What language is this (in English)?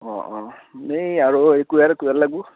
Assamese